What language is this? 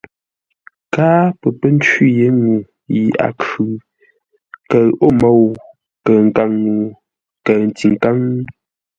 Ngombale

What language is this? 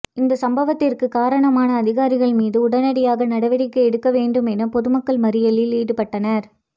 Tamil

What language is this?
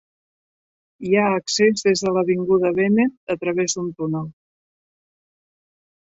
Catalan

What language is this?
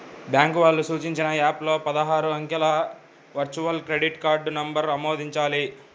Telugu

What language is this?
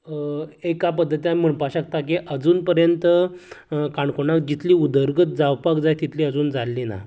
Konkani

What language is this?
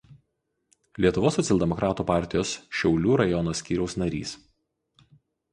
Lithuanian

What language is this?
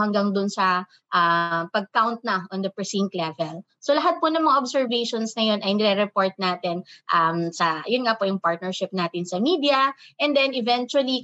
Filipino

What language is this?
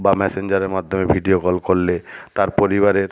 Bangla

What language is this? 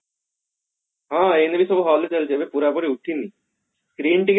Odia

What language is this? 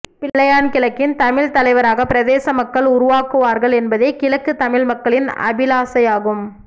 Tamil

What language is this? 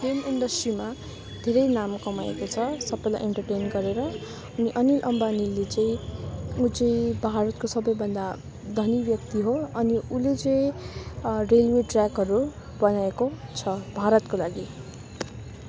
Nepali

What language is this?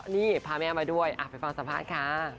Thai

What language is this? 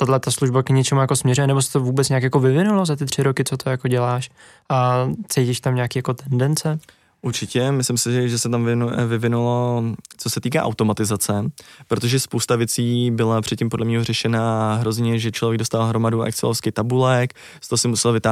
Czech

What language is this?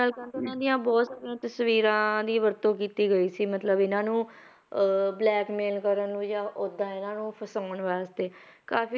Punjabi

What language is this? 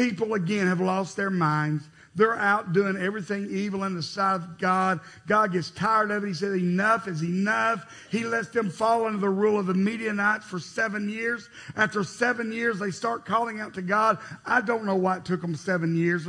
English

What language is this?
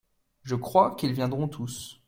French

